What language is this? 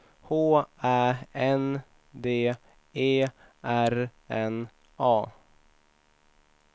Swedish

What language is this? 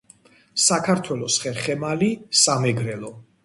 Georgian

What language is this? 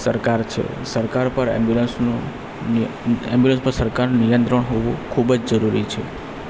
Gujarati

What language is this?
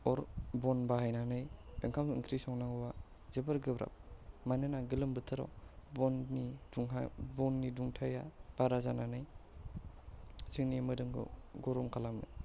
Bodo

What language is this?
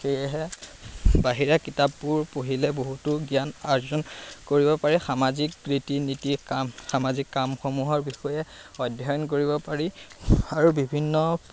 Assamese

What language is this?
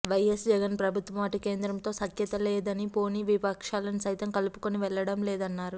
Telugu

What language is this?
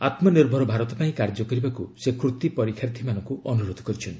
Odia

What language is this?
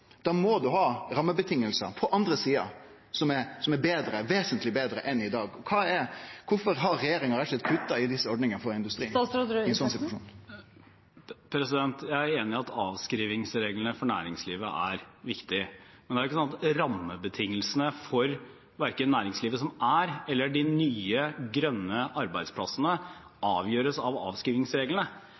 Norwegian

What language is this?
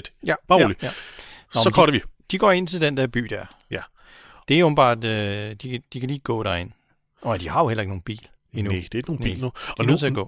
Danish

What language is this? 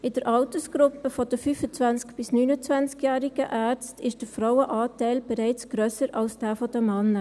Swiss German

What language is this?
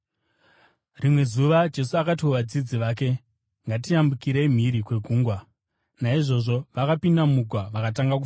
Shona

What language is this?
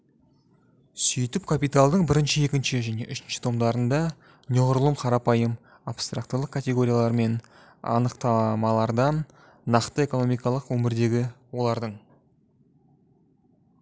Kazakh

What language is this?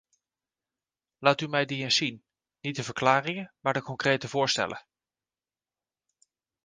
Dutch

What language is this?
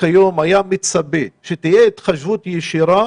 Hebrew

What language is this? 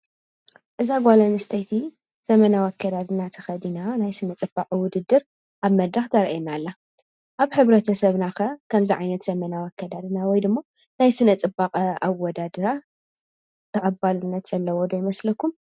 Tigrinya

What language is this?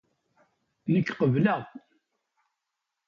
Kabyle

